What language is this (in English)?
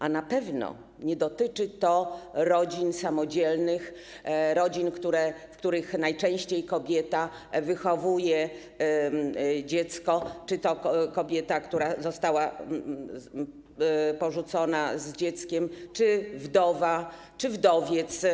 Polish